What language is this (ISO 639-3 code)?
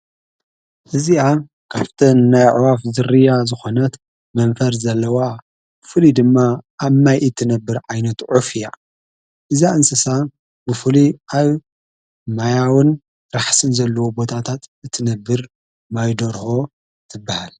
tir